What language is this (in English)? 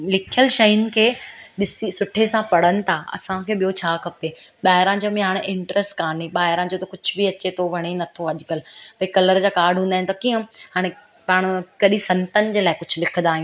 Sindhi